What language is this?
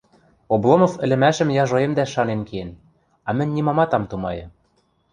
Western Mari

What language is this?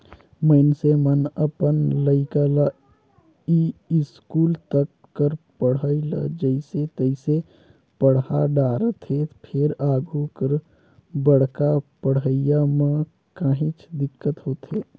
Chhattisgarhi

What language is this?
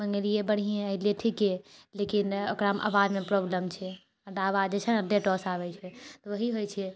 Maithili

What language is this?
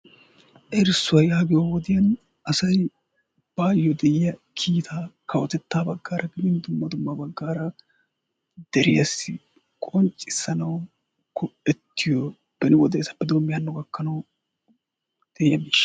Wolaytta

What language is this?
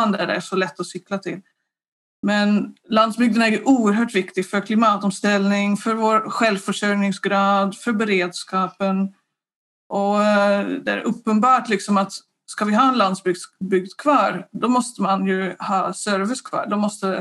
Swedish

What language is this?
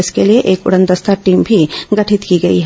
Hindi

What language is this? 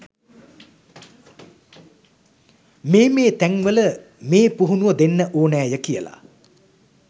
Sinhala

